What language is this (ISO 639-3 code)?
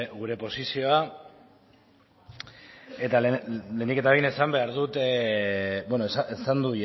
eus